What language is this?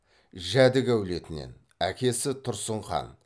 Kazakh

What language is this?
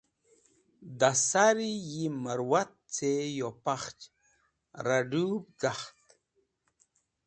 Wakhi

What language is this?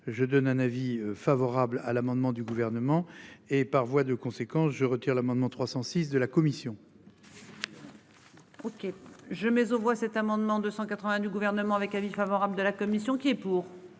French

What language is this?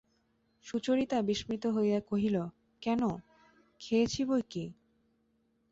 Bangla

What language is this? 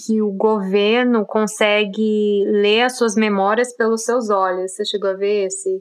Portuguese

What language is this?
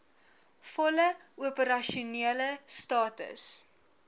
Afrikaans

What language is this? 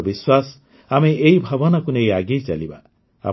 Odia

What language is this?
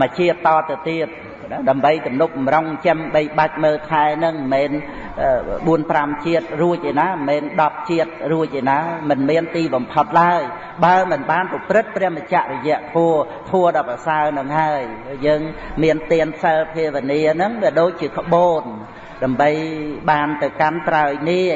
Vietnamese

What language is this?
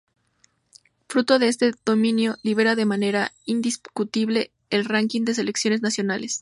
Spanish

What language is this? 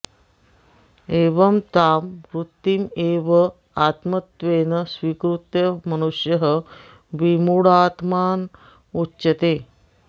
Sanskrit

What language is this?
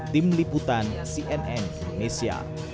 Indonesian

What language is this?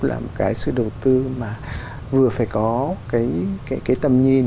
Vietnamese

